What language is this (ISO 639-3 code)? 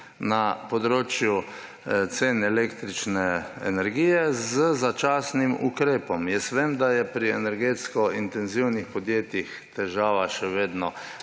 slv